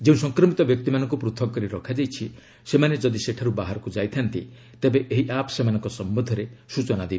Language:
Odia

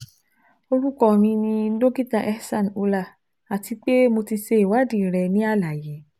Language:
Yoruba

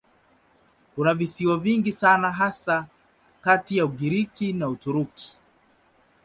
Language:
Swahili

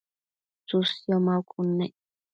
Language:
Matsés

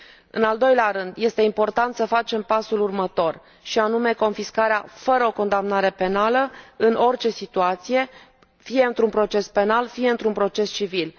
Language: Romanian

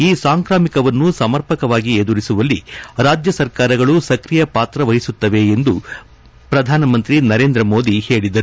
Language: Kannada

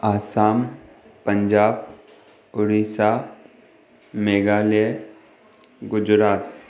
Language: Sindhi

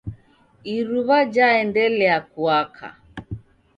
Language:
Taita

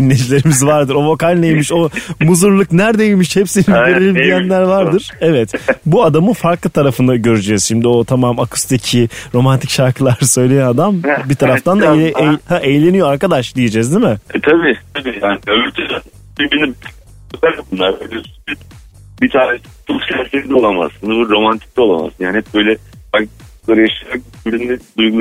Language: Turkish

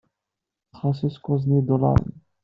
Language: Kabyle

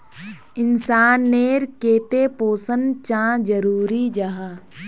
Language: Magahi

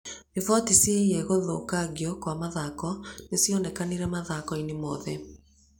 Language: Kikuyu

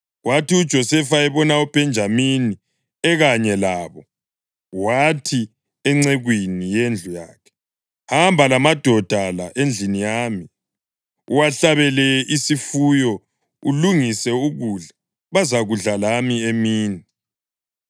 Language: North Ndebele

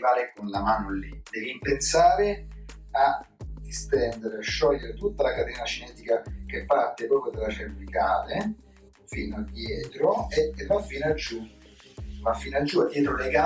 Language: Italian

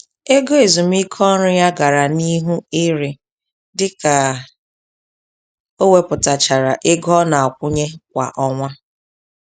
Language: Igbo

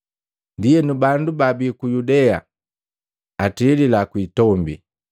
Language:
Matengo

